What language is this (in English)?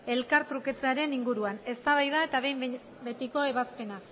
Basque